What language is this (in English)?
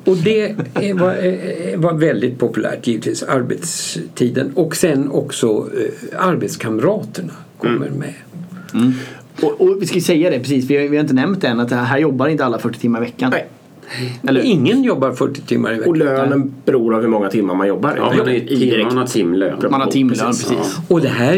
Swedish